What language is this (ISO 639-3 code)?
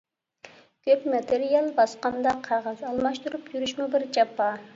uig